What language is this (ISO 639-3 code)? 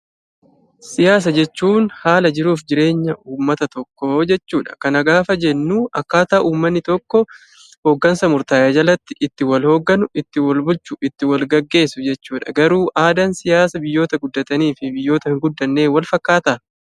orm